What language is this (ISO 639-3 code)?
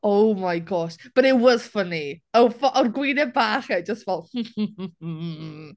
cym